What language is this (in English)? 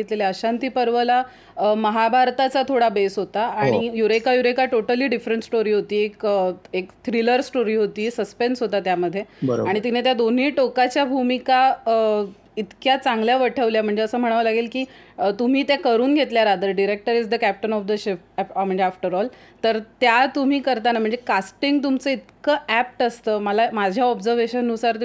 Marathi